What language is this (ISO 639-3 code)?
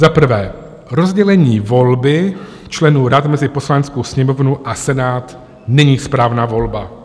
ces